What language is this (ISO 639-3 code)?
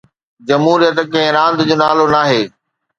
snd